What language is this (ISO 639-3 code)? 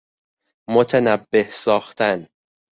fas